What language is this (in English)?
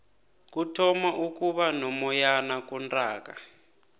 South Ndebele